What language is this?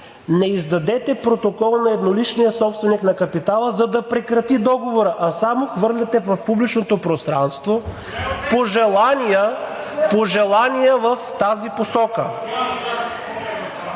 Bulgarian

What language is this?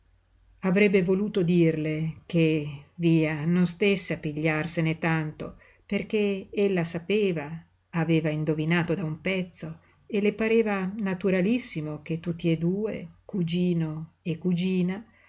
Italian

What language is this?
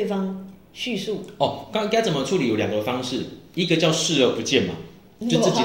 Chinese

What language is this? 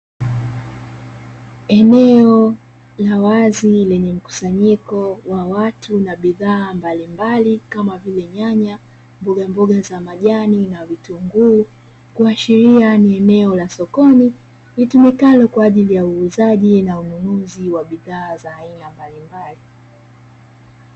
Swahili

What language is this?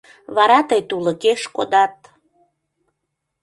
Mari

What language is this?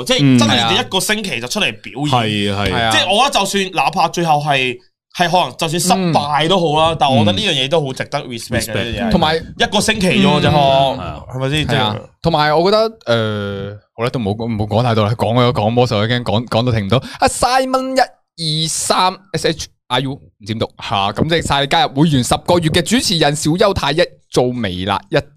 Chinese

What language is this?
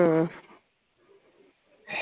Malayalam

